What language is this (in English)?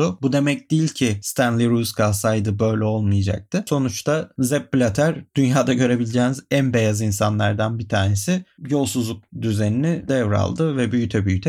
Turkish